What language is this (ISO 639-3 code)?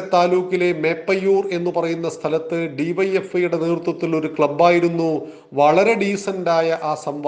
mal